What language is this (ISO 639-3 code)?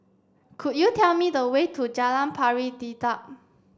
eng